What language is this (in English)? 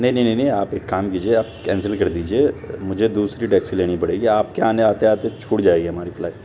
Urdu